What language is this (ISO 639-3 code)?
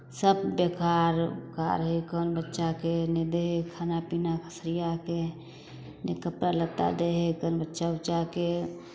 mai